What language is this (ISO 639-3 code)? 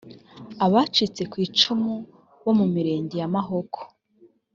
kin